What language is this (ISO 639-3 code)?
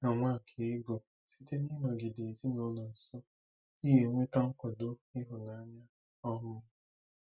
ibo